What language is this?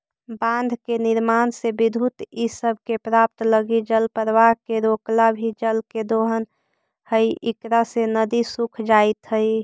Magahi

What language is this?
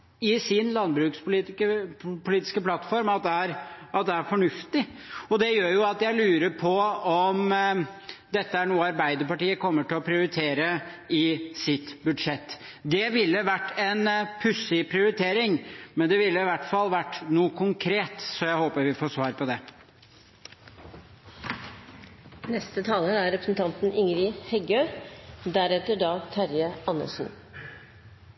Norwegian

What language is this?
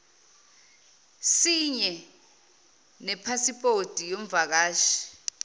Zulu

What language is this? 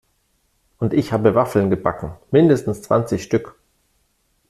German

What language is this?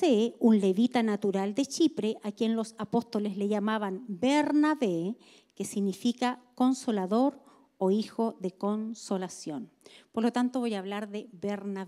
Spanish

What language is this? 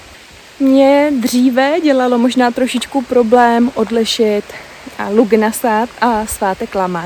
Czech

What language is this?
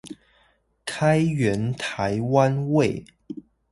Chinese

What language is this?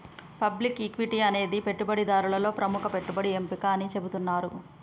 Telugu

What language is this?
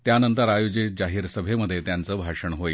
Marathi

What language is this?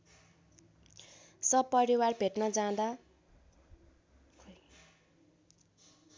Nepali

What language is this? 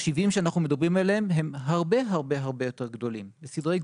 Hebrew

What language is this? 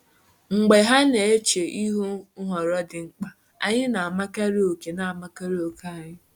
Igbo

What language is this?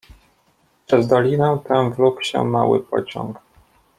Polish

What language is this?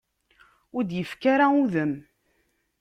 Kabyle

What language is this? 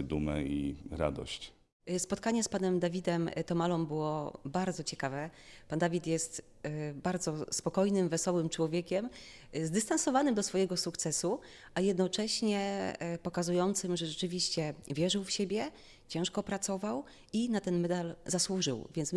Polish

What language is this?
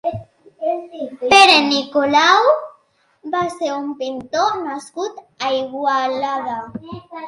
Catalan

